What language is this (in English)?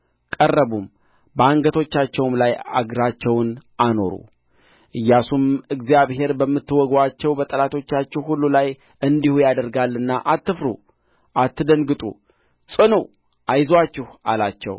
Amharic